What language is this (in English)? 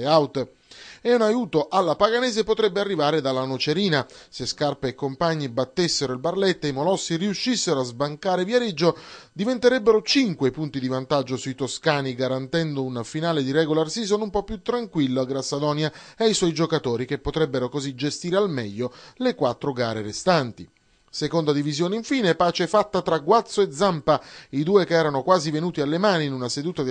Italian